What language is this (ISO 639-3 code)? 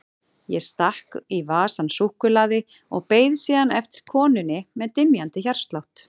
isl